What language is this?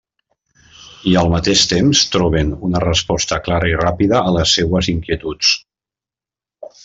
Catalan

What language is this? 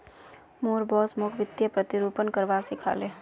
Magahi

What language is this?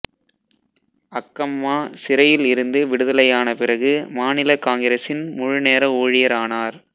Tamil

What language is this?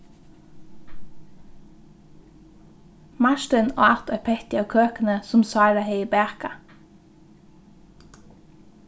Faroese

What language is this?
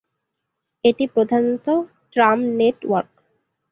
Bangla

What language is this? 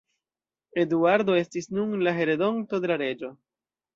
Esperanto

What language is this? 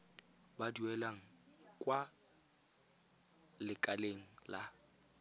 Tswana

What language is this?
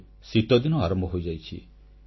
Odia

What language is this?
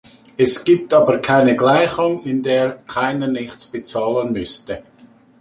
German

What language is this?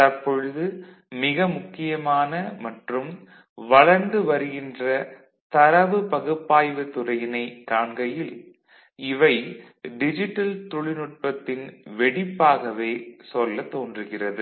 Tamil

